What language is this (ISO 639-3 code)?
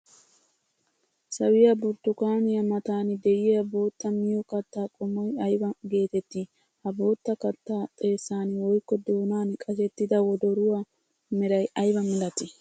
wal